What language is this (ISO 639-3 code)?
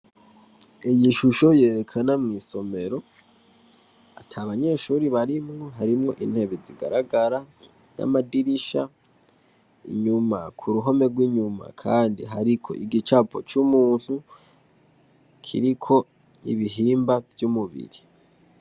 run